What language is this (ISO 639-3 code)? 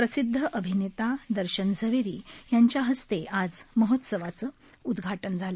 mar